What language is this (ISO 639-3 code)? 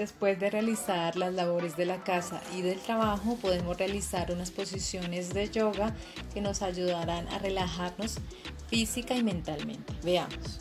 spa